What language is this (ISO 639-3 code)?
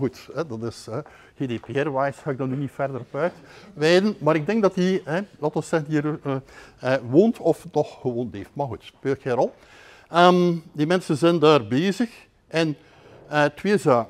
nld